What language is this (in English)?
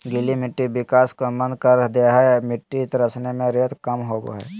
Magahi